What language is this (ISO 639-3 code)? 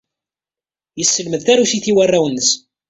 kab